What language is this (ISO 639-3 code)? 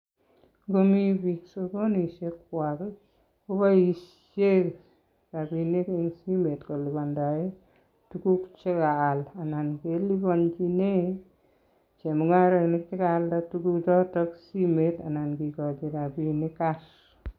kln